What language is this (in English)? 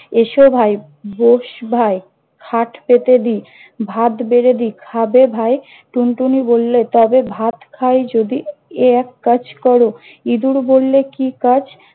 Bangla